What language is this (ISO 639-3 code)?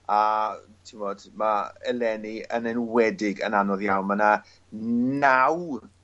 cym